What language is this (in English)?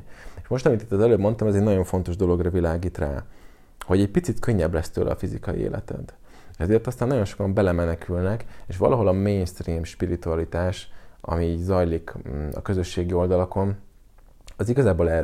Hungarian